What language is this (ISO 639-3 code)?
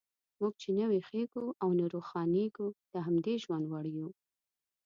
pus